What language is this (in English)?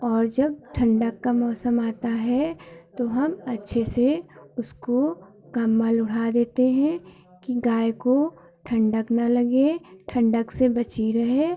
Hindi